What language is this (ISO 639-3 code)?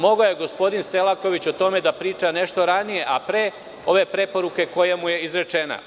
srp